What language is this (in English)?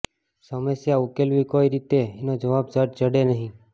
Gujarati